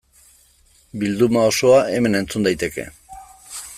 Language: Basque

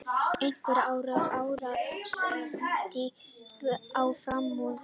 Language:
Icelandic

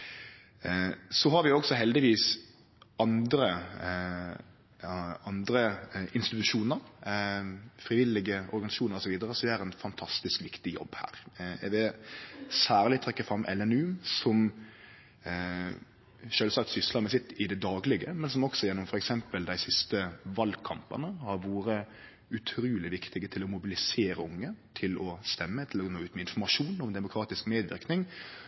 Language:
Norwegian Nynorsk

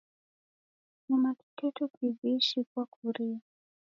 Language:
Taita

